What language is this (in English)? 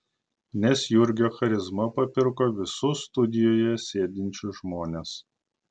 Lithuanian